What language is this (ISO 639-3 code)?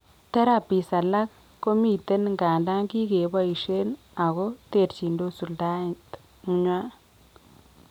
kln